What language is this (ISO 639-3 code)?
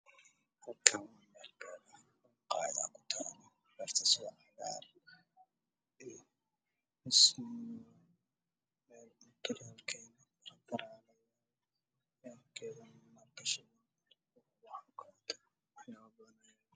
som